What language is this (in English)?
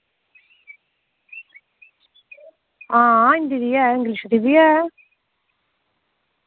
Dogri